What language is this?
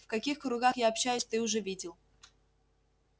Russian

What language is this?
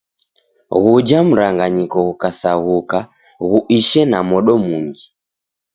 Taita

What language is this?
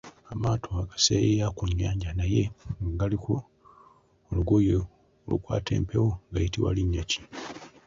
Ganda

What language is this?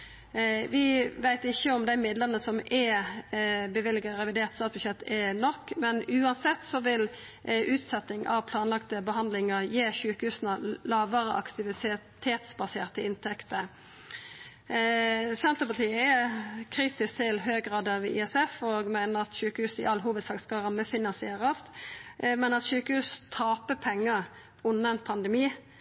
Norwegian Nynorsk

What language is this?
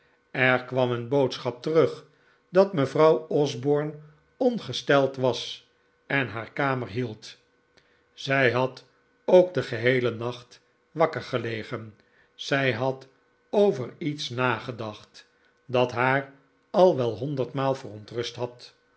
Dutch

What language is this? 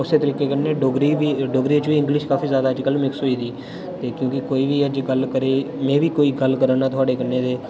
Dogri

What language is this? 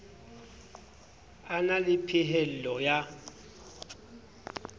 Southern Sotho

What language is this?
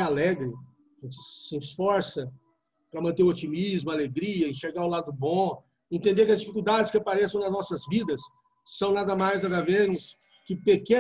Portuguese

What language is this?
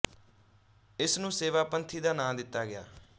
Punjabi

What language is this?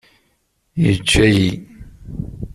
Kabyle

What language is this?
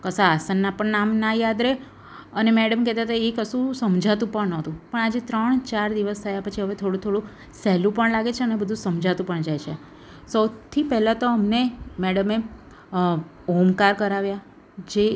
Gujarati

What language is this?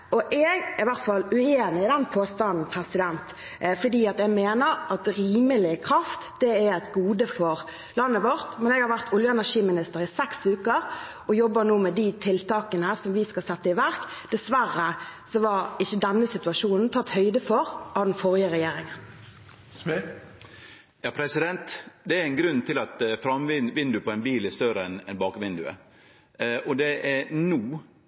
Norwegian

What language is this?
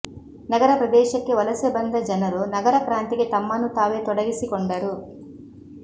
Kannada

